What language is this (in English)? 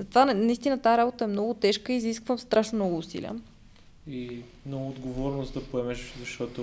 Bulgarian